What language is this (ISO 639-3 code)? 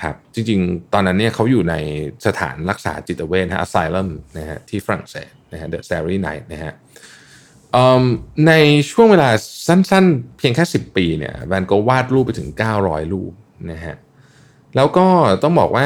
tha